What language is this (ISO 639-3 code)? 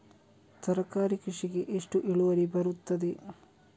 kan